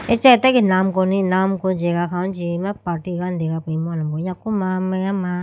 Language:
Idu-Mishmi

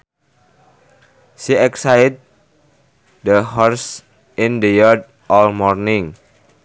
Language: Sundanese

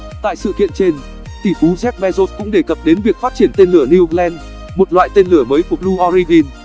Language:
Vietnamese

